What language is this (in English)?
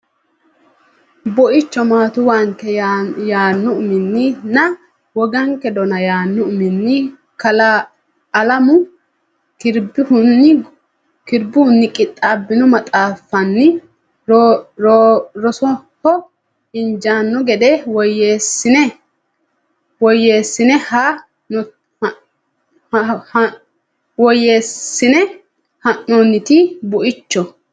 Sidamo